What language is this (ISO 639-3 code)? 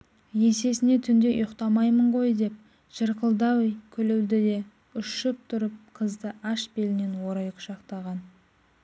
kaz